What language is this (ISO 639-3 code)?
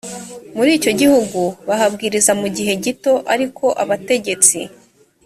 kin